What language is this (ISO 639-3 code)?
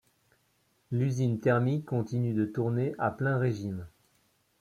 fra